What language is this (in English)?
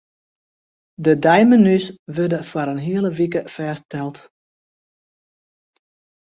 Western Frisian